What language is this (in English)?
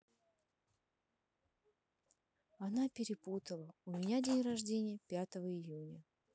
Russian